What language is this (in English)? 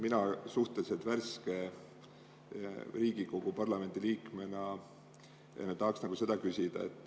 Estonian